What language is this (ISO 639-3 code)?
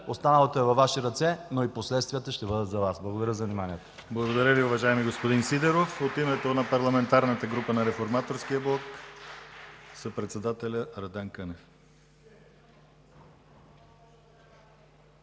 bul